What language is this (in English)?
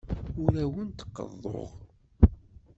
Kabyle